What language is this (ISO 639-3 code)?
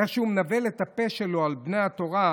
heb